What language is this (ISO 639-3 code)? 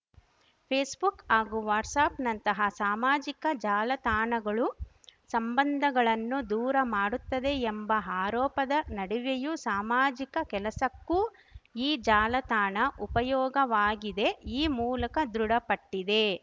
kan